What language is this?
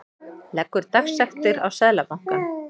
Icelandic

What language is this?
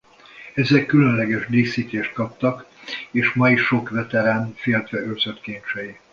Hungarian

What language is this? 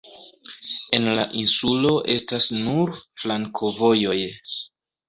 Esperanto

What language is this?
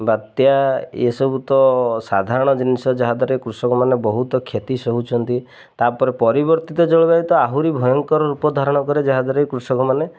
Odia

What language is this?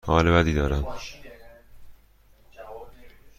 Persian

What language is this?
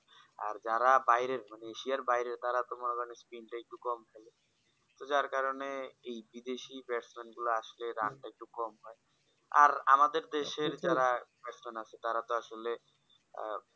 Bangla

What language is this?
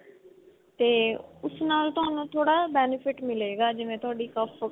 Punjabi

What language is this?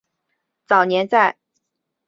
Chinese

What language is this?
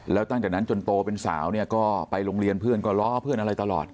Thai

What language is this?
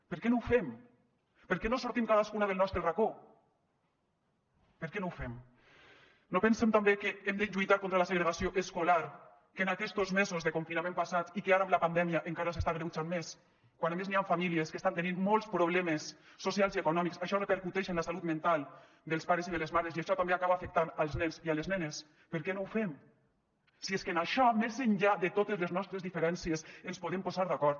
Catalan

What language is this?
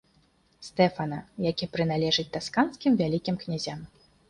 Belarusian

